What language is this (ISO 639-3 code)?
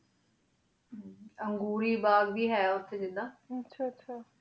pan